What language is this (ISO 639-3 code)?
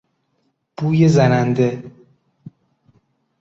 fas